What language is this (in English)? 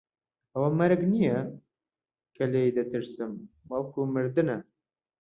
Central Kurdish